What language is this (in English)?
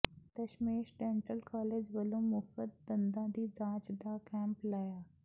Punjabi